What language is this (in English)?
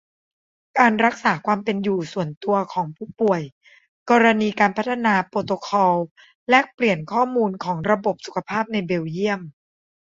Thai